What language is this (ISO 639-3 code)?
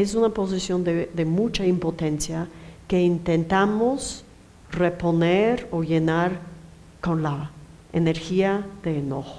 spa